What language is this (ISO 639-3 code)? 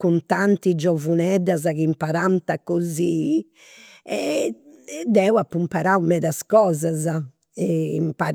sro